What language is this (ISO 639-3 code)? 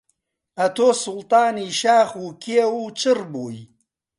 ckb